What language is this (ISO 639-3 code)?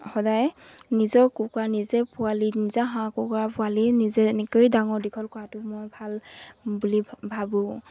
asm